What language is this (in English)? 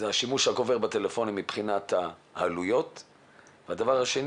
Hebrew